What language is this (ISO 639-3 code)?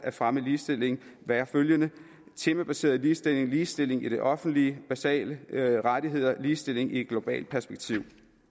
dan